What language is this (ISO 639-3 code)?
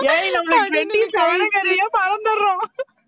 tam